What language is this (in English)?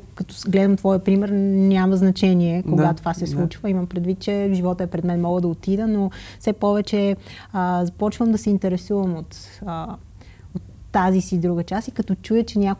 Bulgarian